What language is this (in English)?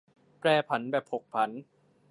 Thai